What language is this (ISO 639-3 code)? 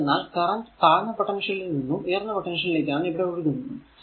mal